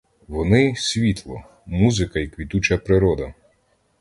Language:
Ukrainian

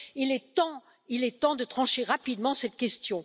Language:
French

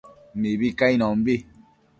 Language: Matsés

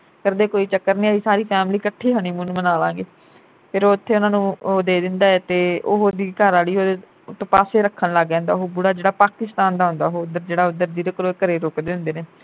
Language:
Punjabi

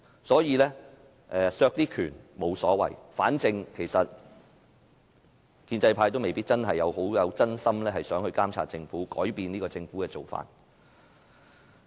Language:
Cantonese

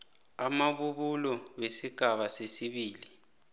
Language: South Ndebele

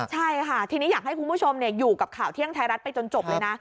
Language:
Thai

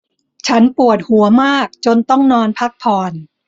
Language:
Thai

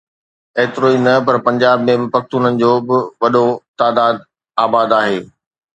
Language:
Sindhi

